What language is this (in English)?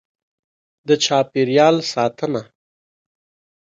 Pashto